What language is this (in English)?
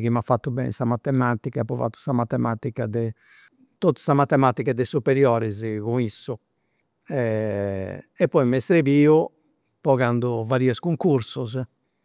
Campidanese Sardinian